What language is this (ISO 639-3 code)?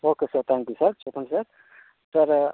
tel